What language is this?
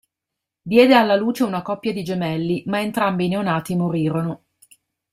Italian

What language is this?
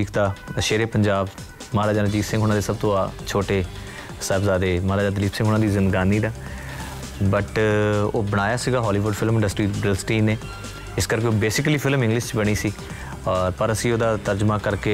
Punjabi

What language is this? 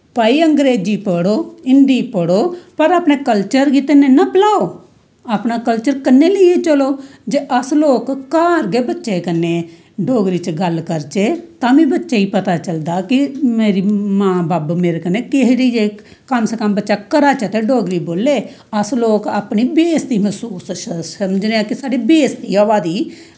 Dogri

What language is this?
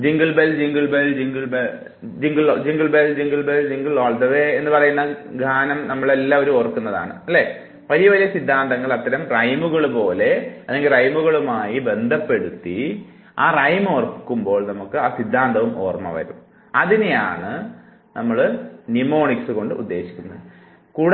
Malayalam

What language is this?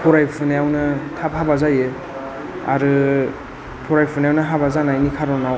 Bodo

